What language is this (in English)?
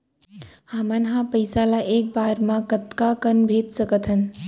Chhattisgarhi